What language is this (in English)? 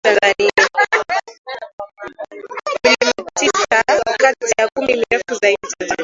Swahili